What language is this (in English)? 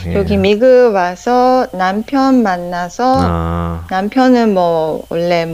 Korean